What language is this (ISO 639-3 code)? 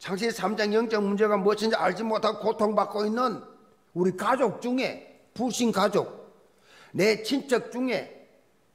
kor